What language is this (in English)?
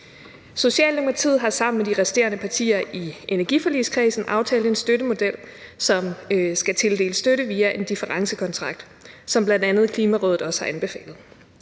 Danish